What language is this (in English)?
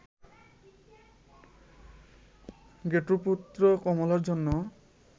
Bangla